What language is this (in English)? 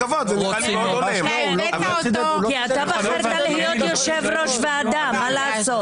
Hebrew